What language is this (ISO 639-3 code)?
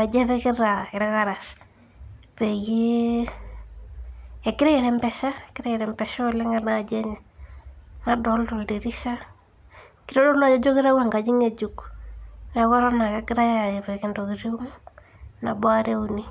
mas